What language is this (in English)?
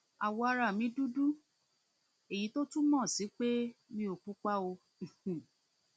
Yoruba